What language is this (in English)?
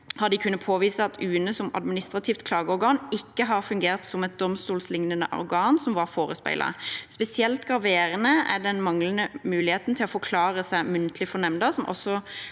Norwegian